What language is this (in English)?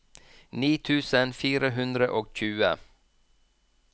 Norwegian